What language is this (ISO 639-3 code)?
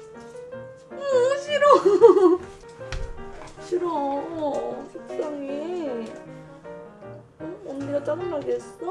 kor